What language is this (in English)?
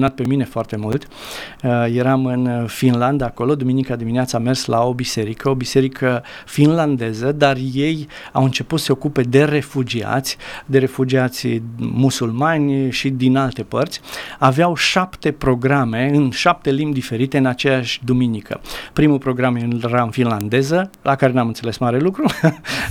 Romanian